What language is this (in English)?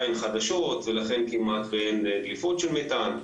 Hebrew